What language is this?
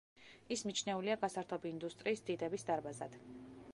Georgian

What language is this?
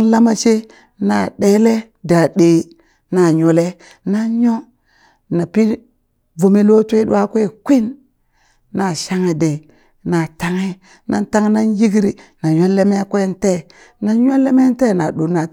Burak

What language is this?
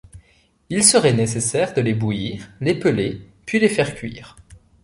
French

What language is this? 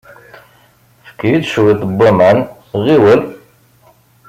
Kabyle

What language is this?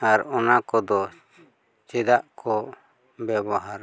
Santali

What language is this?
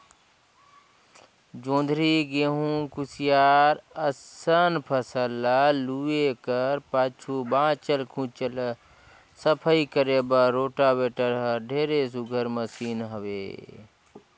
Chhattisgarhi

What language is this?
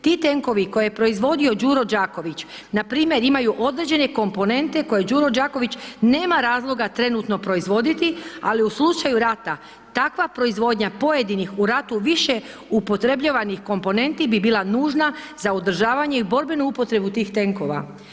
Croatian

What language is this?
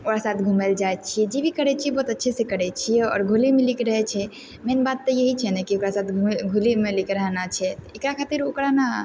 Maithili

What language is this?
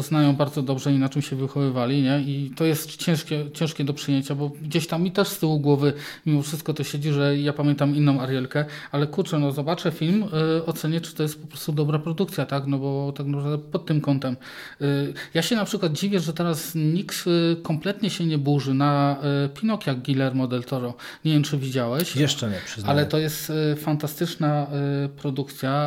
Polish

